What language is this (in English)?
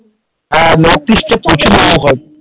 Bangla